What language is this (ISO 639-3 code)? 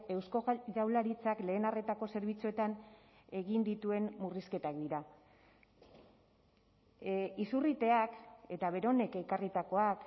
eus